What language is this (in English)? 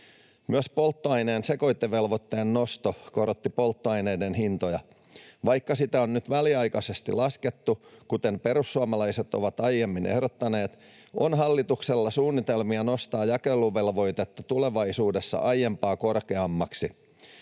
Finnish